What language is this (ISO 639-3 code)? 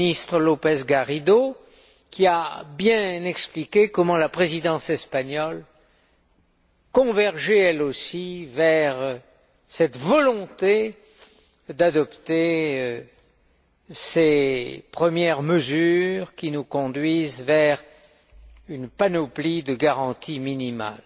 fra